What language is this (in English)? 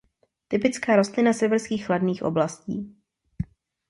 Czech